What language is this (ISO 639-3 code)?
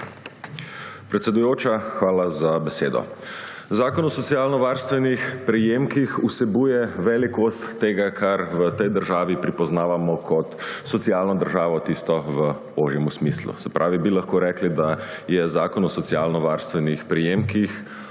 slv